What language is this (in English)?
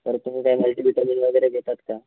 Marathi